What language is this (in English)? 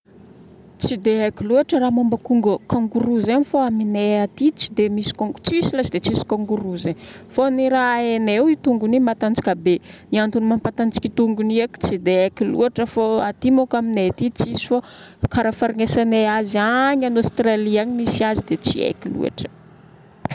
Northern Betsimisaraka Malagasy